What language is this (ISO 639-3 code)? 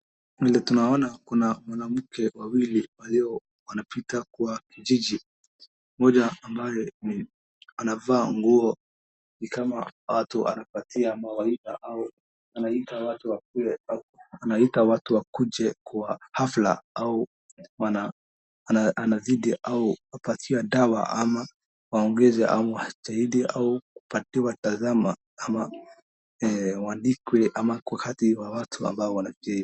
swa